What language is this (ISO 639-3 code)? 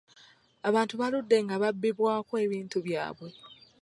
lug